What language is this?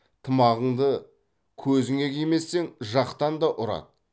Kazakh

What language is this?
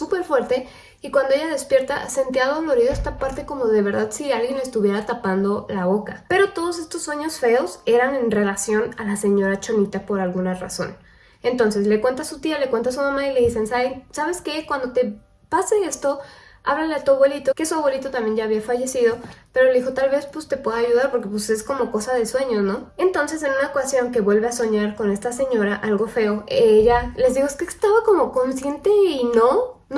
Spanish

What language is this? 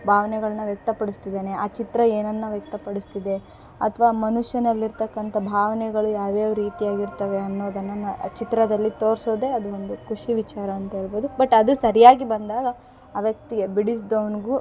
Kannada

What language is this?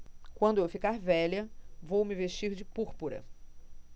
Portuguese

